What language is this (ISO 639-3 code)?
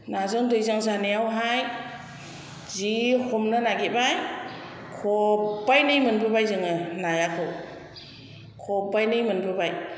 brx